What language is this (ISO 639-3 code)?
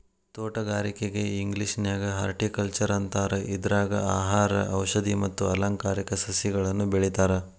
kan